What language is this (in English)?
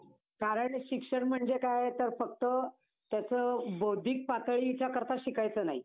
Marathi